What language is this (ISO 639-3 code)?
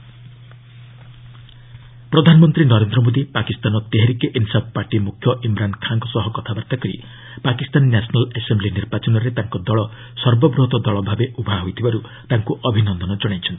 ori